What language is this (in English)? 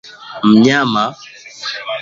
Swahili